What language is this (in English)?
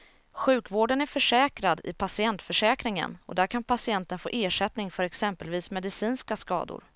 Swedish